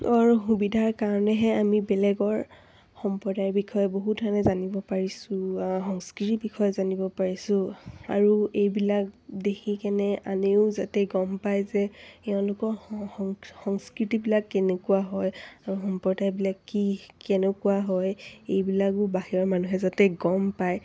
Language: Assamese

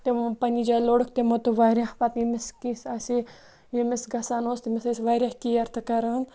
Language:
Kashmiri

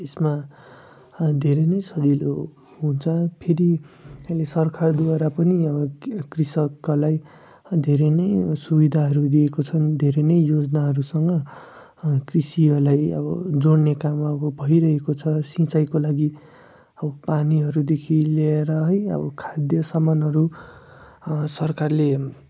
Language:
Nepali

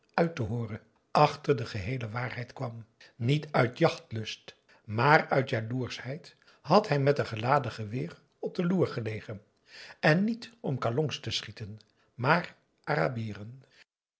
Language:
Dutch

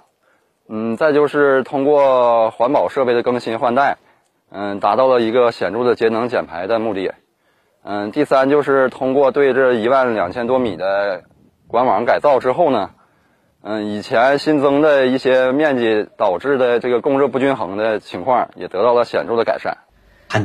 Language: Chinese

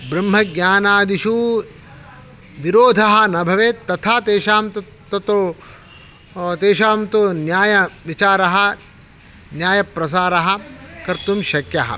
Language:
Sanskrit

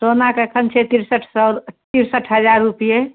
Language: Maithili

